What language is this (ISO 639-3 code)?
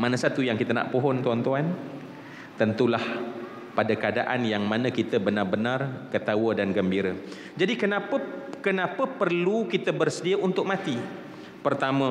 msa